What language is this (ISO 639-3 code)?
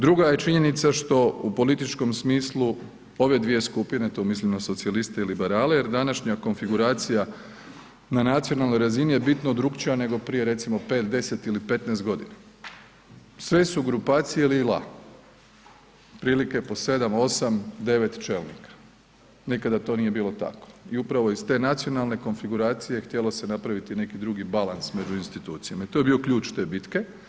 hrv